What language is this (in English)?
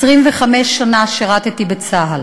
Hebrew